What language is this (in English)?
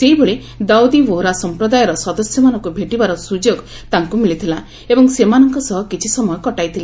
Odia